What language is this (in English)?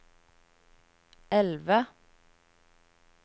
Norwegian